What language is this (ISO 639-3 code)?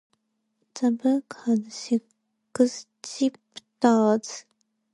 eng